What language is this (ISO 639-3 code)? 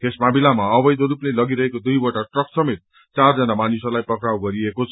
nep